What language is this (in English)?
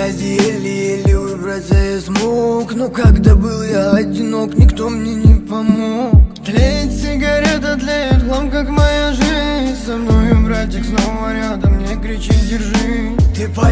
Russian